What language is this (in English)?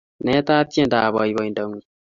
Kalenjin